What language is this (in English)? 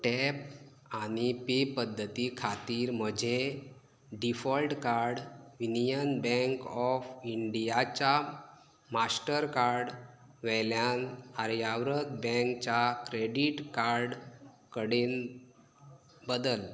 Konkani